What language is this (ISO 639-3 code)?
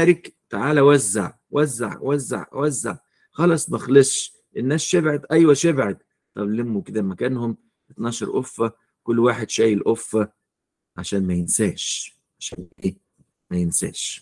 ara